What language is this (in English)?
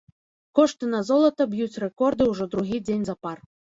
Belarusian